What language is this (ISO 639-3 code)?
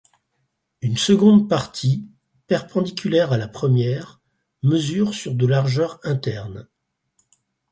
fra